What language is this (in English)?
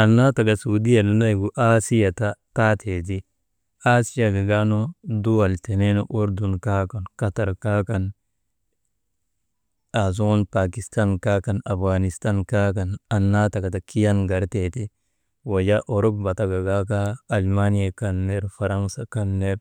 Maba